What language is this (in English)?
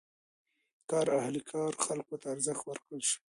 Pashto